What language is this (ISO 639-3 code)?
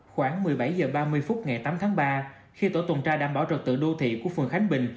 vie